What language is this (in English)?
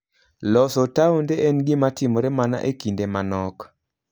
Luo (Kenya and Tanzania)